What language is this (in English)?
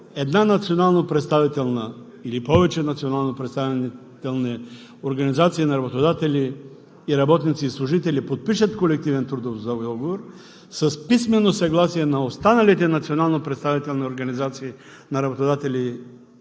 Bulgarian